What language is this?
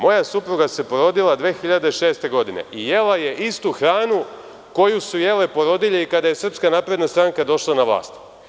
Serbian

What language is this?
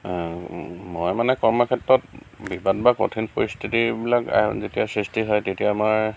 Assamese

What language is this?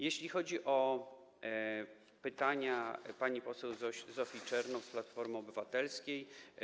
Polish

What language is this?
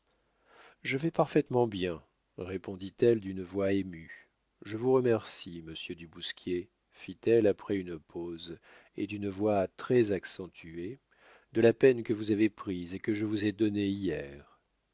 French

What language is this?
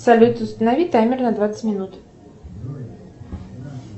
Russian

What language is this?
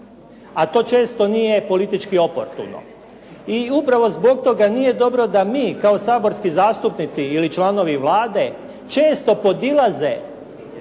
Croatian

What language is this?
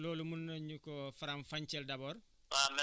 Wolof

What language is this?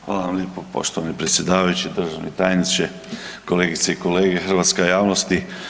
Croatian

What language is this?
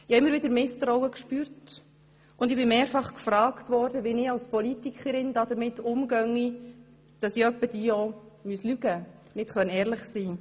Swiss German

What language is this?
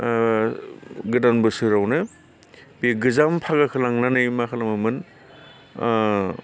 Bodo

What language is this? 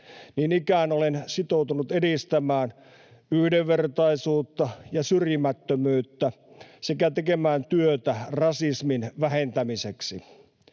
Finnish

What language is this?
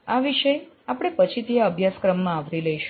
Gujarati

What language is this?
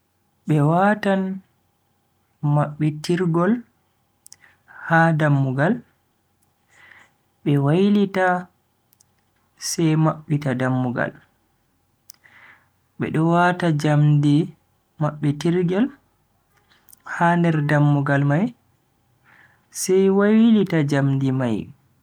Bagirmi Fulfulde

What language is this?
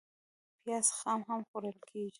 Pashto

